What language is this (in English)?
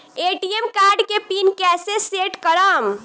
Bhojpuri